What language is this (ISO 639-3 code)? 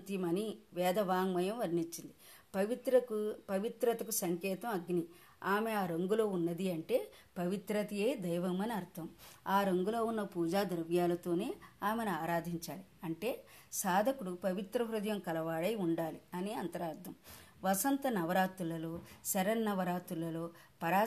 tel